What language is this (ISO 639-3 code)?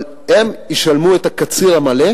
heb